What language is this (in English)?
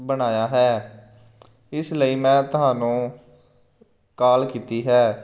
Punjabi